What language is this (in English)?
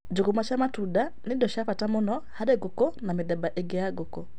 Kikuyu